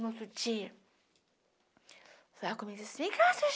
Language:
Portuguese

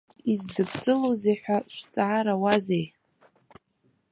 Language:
Abkhazian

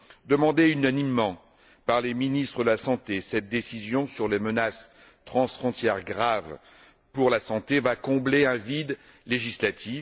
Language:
French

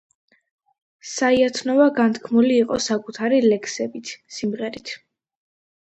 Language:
Georgian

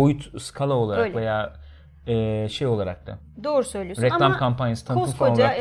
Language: Turkish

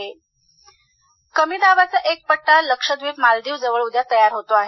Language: Marathi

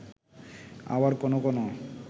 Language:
Bangla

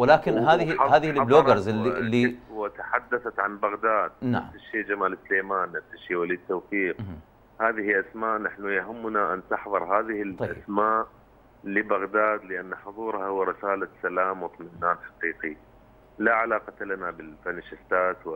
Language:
Arabic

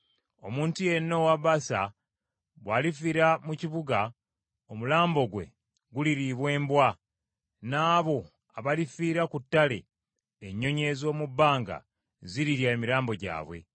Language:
Ganda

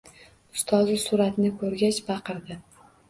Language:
Uzbek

